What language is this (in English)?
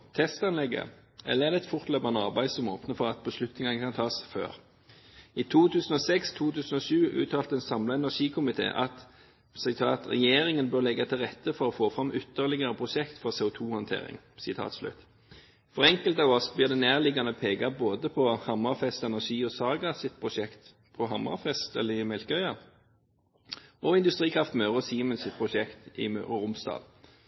Norwegian Bokmål